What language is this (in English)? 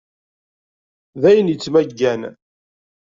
Kabyle